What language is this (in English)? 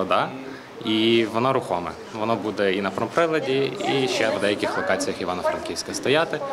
Ukrainian